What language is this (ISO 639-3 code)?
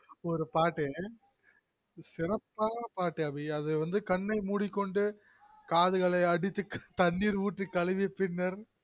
tam